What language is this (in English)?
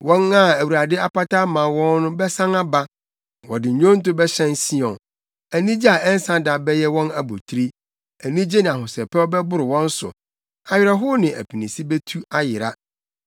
Akan